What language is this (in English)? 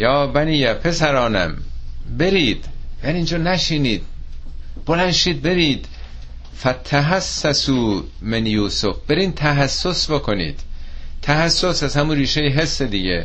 Persian